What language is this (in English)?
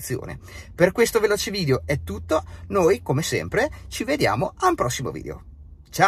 Italian